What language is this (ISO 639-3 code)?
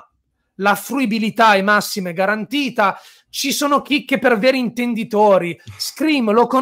ita